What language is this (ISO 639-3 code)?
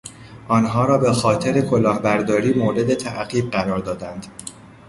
fas